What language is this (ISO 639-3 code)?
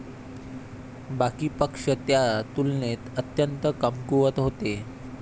mar